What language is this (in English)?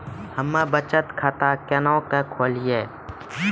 Maithili